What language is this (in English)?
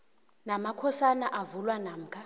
South Ndebele